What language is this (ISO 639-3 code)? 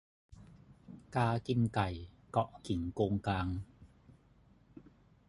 tha